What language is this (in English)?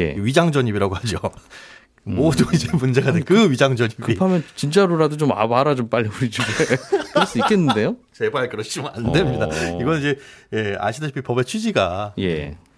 Korean